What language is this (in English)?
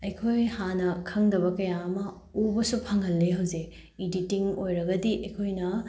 Manipuri